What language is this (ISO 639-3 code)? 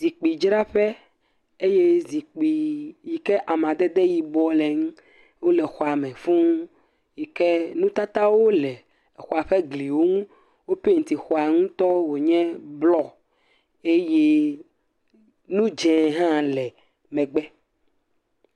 ewe